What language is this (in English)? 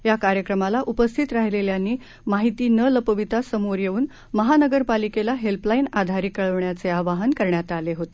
Marathi